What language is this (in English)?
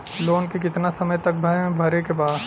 Bhojpuri